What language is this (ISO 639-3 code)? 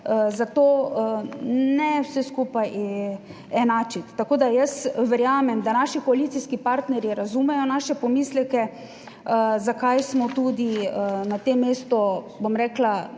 slv